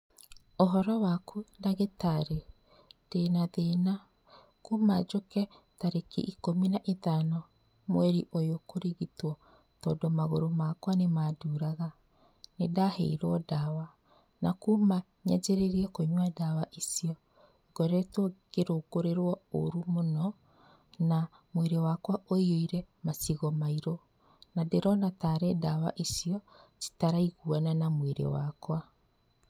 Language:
Kikuyu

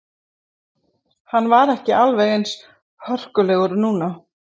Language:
Icelandic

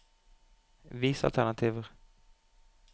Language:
Norwegian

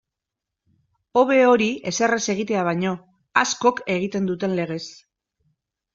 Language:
Basque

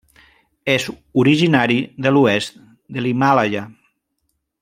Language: Catalan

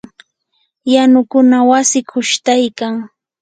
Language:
Yanahuanca Pasco Quechua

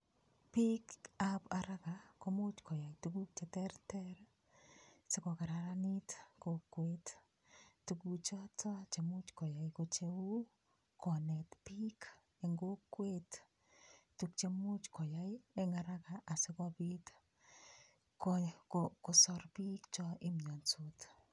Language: Kalenjin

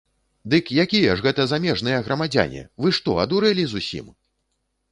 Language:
Belarusian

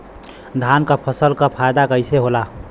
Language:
Bhojpuri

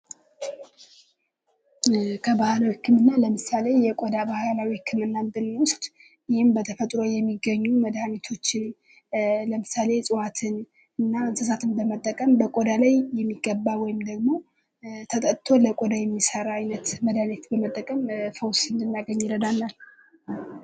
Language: Amharic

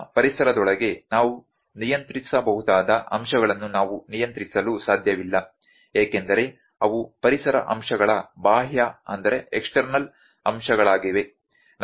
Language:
Kannada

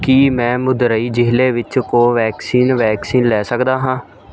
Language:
Punjabi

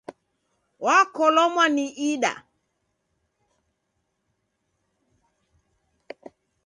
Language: Taita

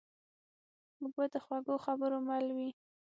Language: Pashto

